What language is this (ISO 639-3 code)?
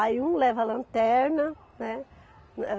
por